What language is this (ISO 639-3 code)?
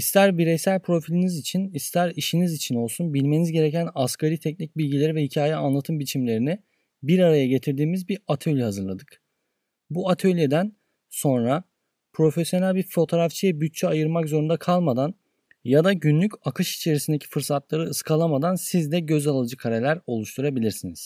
tur